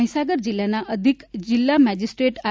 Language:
Gujarati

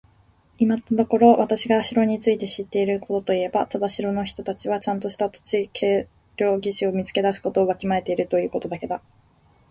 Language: Japanese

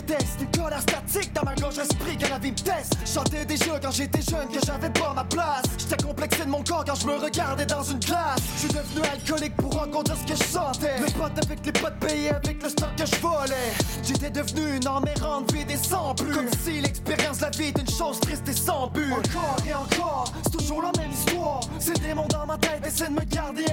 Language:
French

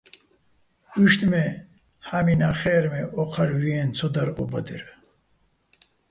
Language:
Bats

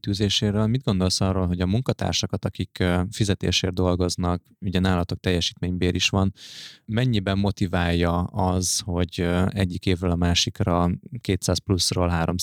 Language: Hungarian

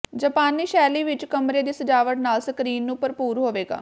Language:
Punjabi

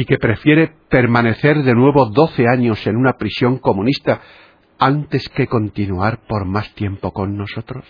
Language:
Spanish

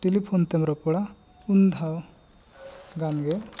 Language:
Santali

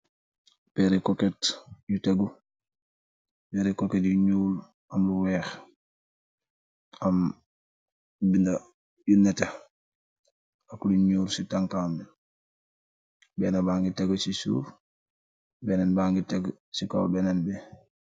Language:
Wolof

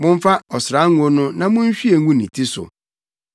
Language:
Akan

